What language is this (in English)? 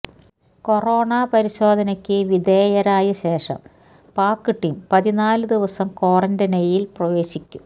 Malayalam